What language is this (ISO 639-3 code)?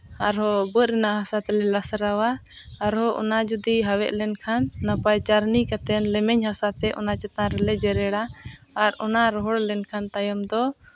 sat